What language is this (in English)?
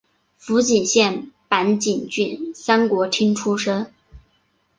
Chinese